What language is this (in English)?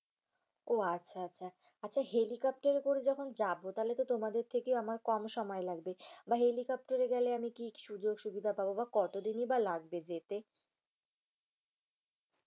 Bangla